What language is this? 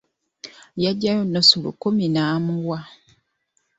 Ganda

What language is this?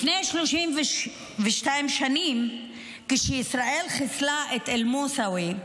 Hebrew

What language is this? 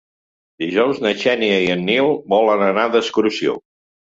Catalan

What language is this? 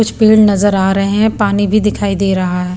Hindi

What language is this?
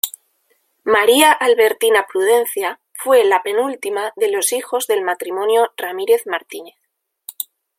Spanish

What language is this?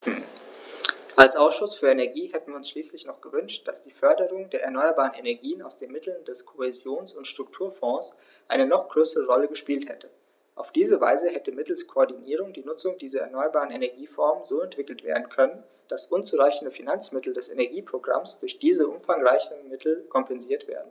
German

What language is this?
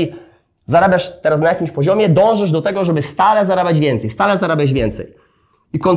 Polish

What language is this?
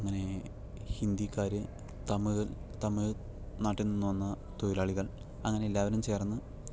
Malayalam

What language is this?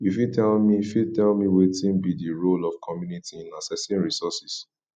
Nigerian Pidgin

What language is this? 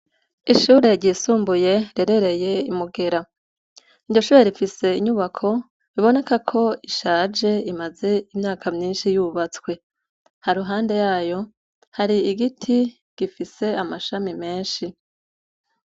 Rundi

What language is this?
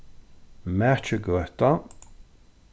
Faroese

